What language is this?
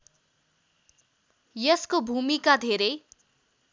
Nepali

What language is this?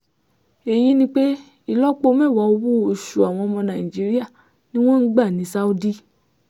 Yoruba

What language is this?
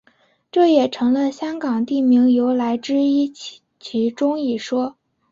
Chinese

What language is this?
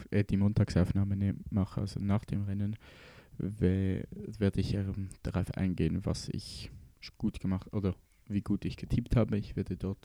German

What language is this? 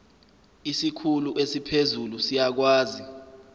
Zulu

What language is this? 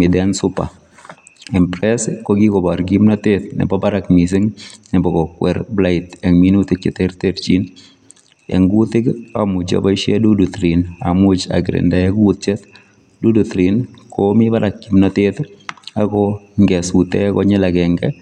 Kalenjin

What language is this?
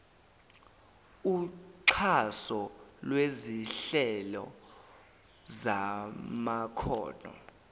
Zulu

